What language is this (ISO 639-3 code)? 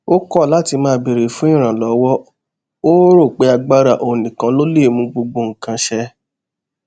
yor